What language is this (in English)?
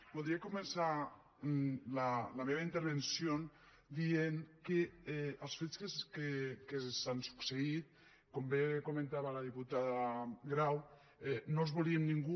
Catalan